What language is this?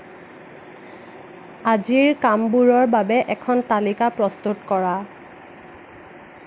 Assamese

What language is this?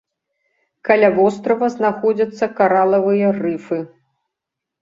Belarusian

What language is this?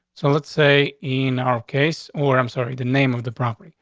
English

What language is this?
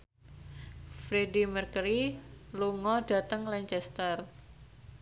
Javanese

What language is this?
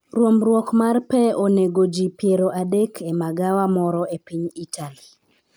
Luo (Kenya and Tanzania)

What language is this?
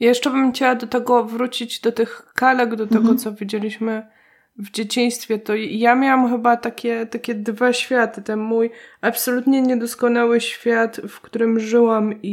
Polish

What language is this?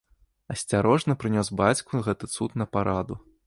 Belarusian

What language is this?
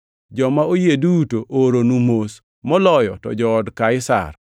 Luo (Kenya and Tanzania)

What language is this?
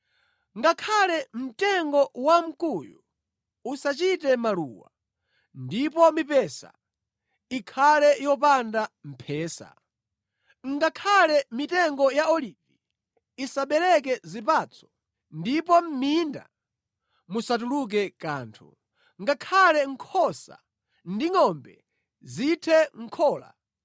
Nyanja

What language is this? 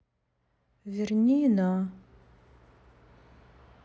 Russian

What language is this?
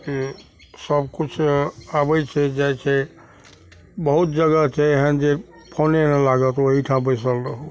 Maithili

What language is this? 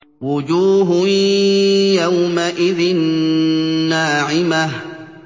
Arabic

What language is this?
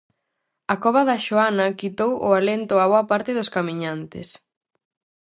Galician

